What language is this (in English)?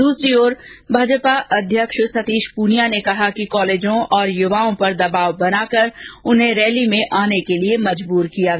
Hindi